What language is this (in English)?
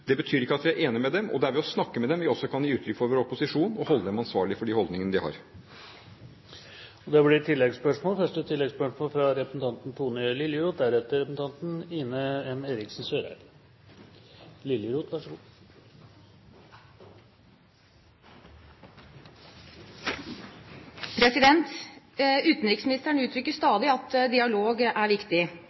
Norwegian